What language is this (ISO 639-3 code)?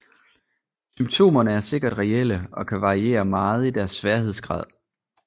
dan